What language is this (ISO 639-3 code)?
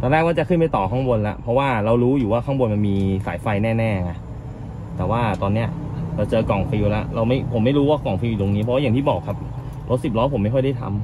tha